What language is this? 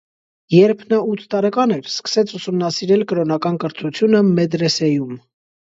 Armenian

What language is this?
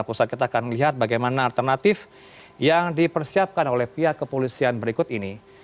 Indonesian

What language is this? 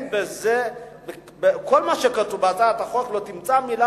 Hebrew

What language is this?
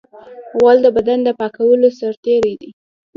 Pashto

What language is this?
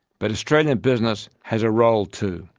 English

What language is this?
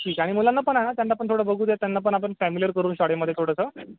Marathi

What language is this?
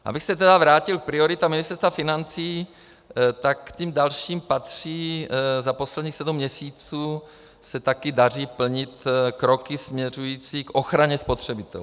Czech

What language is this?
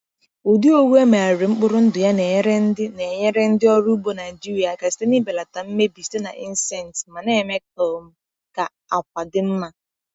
Igbo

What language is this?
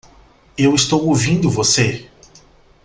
Portuguese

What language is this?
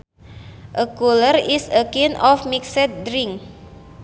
Sundanese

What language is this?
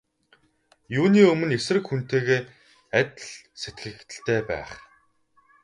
Mongolian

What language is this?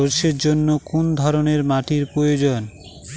Bangla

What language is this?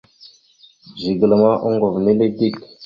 Mada (Cameroon)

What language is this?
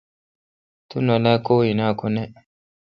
Kalkoti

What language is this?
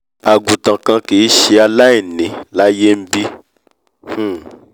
Yoruba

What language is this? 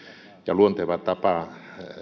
Finnish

